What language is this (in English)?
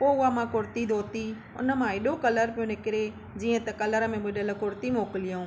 Sindhi